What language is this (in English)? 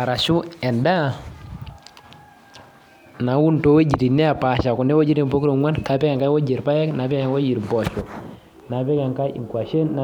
Masai